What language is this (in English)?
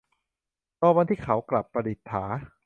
Thai